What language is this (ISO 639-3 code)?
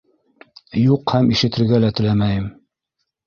bak